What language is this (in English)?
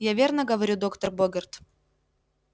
Russian